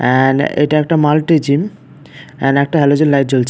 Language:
Bangla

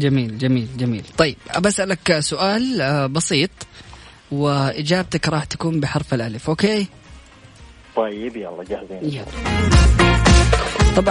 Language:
Arabic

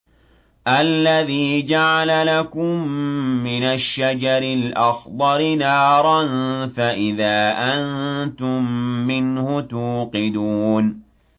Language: Arabic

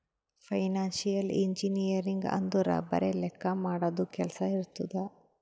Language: Kannada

